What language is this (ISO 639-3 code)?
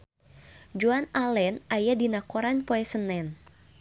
sun